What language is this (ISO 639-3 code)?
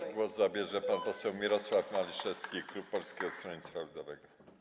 pol